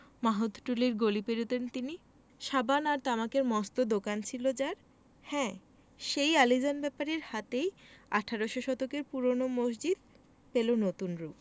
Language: Bangla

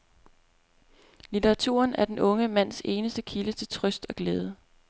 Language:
Danish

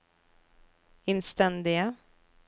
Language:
Norwegian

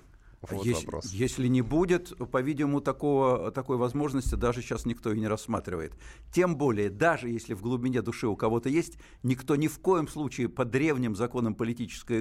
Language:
Russian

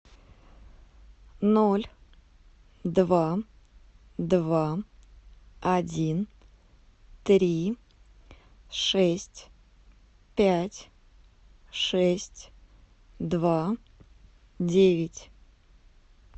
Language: Russian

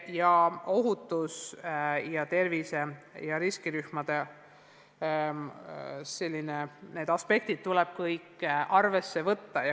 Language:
Estonian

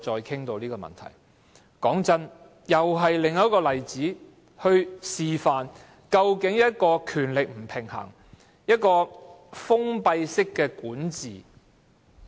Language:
Cantonese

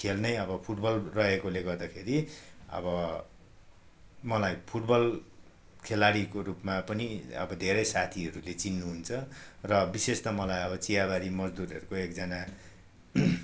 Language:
Nepali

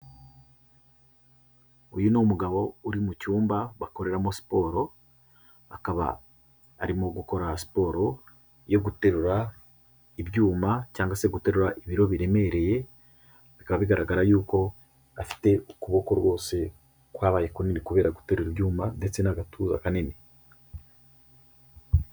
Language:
Kinyarwanda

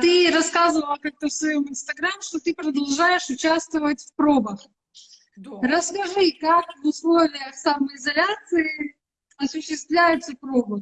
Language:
Russian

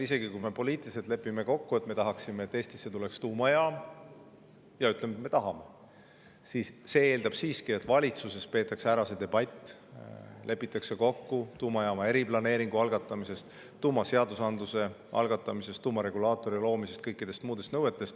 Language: Estonian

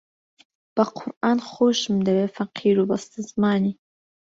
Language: Central Kurdish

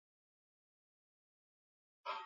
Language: Swahili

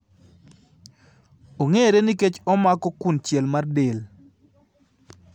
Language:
Luo (Kenya and Tanzania)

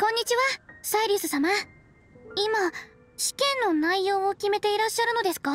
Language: Japanese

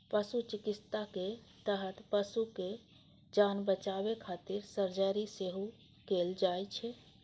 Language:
Maithili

